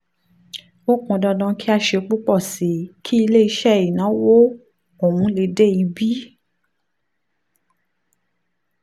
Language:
Yoruba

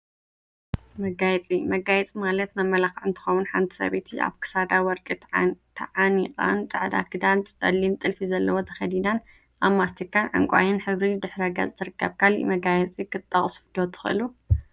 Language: Tigrinya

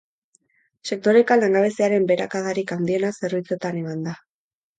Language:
Basque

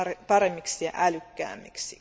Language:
Finnish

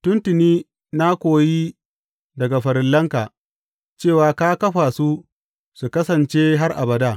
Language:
Hausa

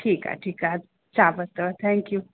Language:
Sindhi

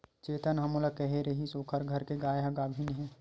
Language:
Chhattisgarhi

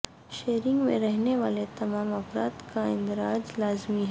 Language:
Urdu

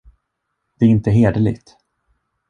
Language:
Swedish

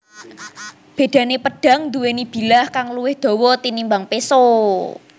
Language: Javanese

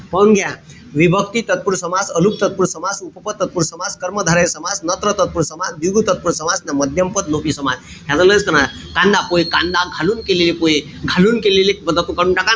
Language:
Marathi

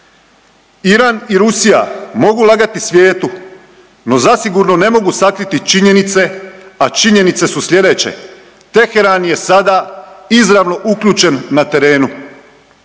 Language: Croatian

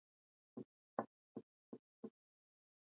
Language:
Swahili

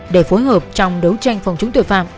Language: Vietnamese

